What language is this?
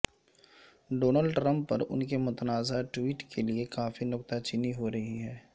Urdu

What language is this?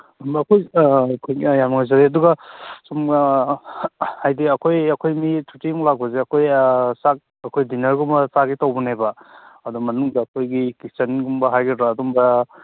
Manipuri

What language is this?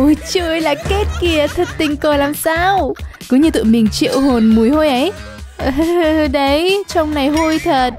Vietnamese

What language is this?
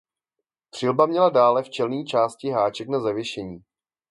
Czech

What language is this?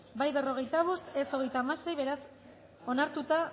Basque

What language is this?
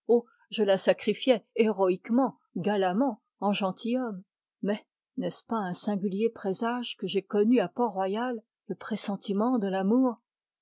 French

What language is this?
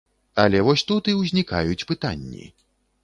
Belarusian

